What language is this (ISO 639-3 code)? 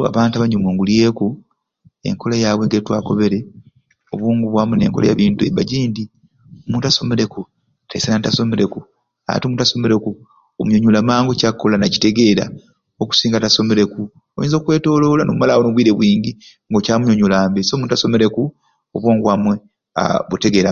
ruc